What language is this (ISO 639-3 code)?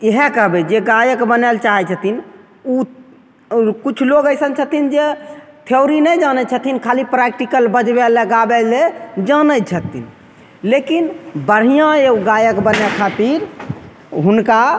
mai